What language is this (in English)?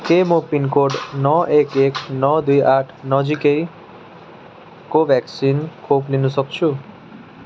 Nepali